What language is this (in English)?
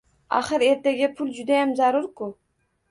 Uzbek